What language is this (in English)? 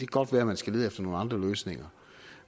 Danish